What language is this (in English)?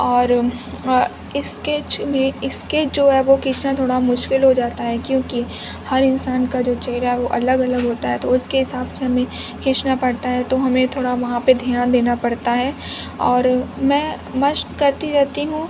Urdu